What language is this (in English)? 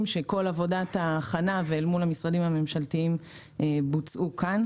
Hebrew